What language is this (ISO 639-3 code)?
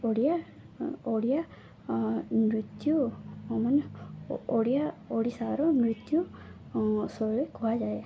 ori